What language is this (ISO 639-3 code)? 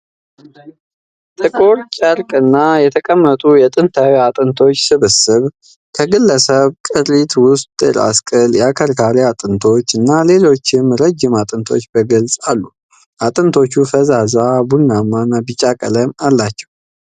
amh